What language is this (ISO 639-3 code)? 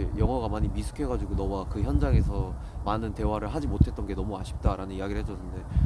kor